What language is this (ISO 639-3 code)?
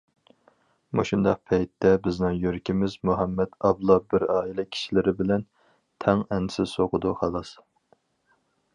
uig